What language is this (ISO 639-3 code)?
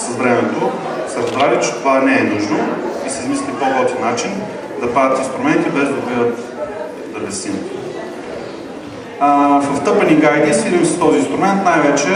bul